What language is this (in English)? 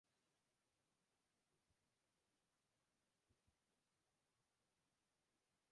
Basque